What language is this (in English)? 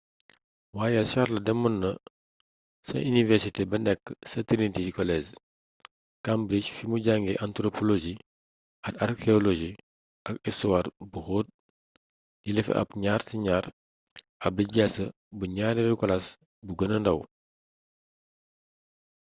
Wolof